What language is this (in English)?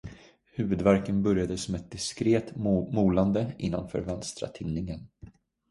Swedish